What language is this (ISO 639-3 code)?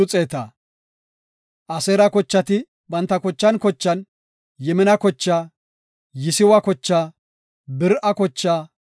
gof